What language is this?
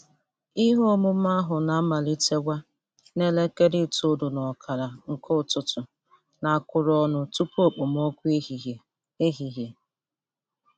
Igbo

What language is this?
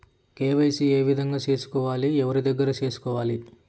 Telugu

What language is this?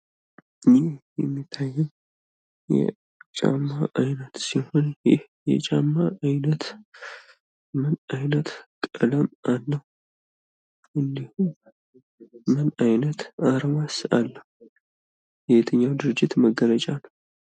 Amharic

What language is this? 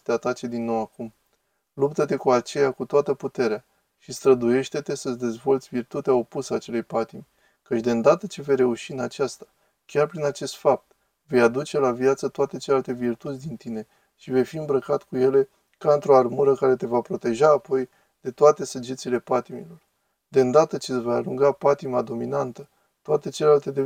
Romanian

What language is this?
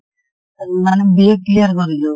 Assamese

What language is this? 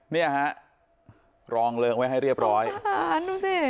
Thai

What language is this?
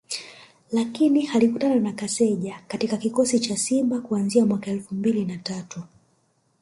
Swahili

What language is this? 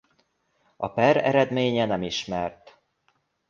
Hungarian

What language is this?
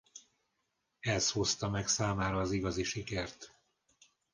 Hungarian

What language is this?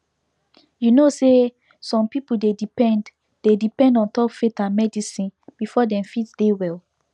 Nigerian Pidgin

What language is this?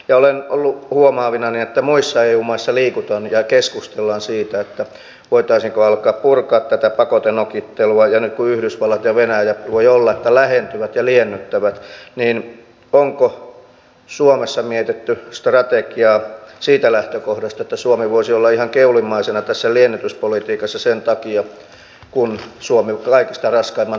Finnish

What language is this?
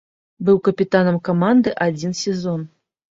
Belarusian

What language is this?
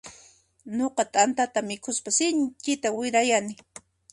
Puno Quechua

